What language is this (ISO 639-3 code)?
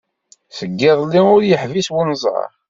kab